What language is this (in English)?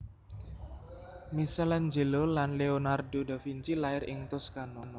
Javanese